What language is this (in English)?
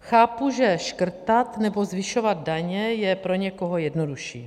Czech